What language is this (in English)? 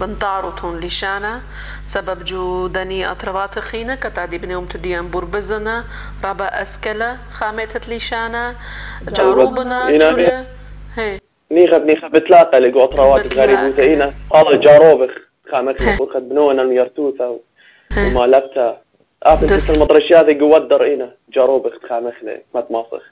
Arabic